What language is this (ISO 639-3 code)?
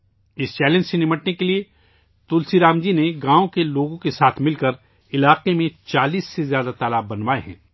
urd